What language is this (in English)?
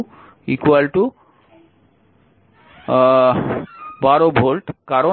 Bangla